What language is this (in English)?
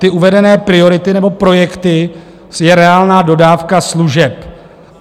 Czech